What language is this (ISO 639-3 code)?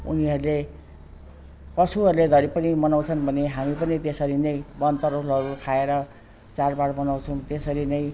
nep